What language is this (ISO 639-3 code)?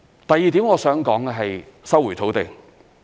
yue